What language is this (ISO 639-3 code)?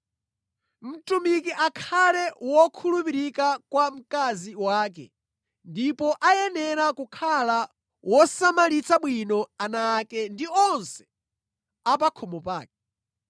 nya